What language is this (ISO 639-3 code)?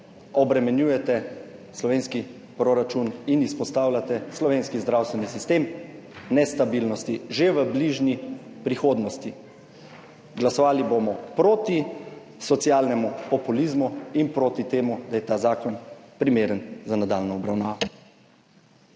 slv